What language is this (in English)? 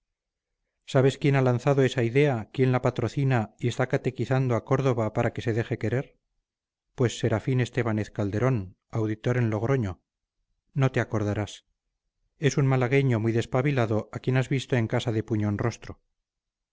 Spanish